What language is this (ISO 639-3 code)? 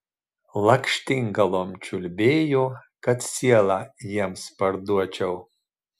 lit